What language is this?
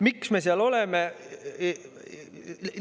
Estonian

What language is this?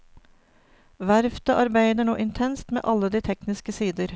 Norwegian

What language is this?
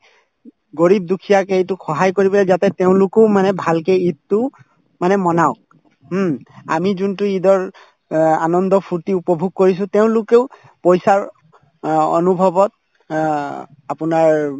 Assamese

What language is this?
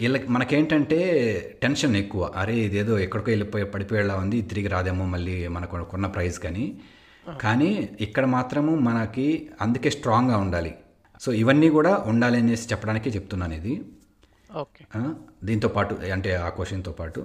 Telugu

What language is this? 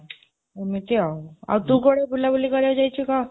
Odia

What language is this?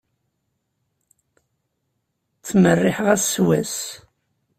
Kabyle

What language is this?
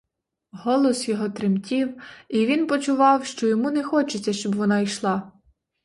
Ukrainian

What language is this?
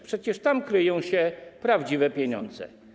Polish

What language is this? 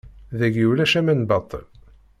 Kabyle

